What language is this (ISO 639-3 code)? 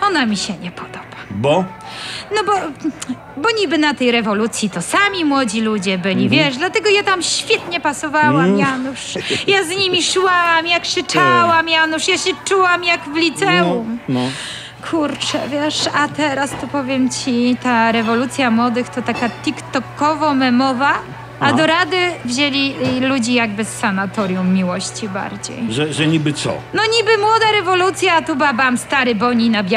pol